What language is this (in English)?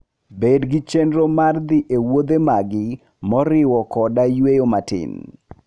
Luo (Kenya and Tanzania)